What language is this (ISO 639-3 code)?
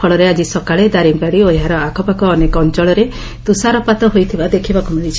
ori